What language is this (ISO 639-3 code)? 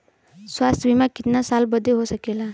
bho